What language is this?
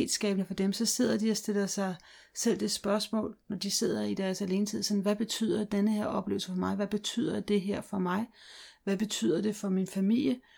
Danish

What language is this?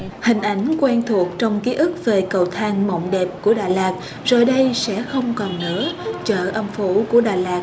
Vietnamese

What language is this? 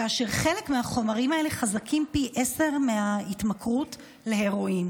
Hebrew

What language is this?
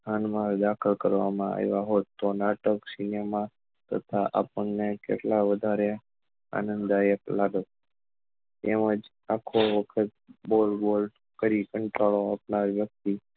Gujarati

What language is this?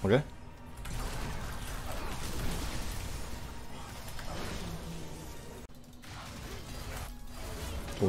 Polish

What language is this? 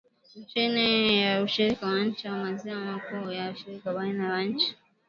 Swahili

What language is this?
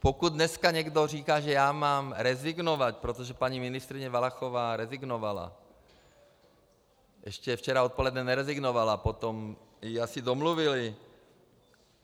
Czech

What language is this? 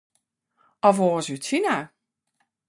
Western Frisian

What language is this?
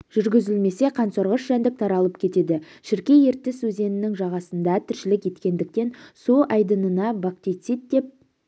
Kazakh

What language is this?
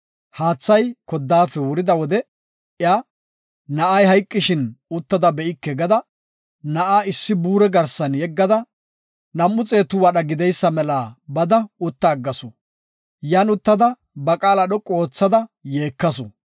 Gofa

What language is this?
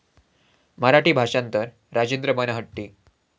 Marathi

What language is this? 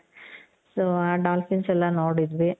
Kannada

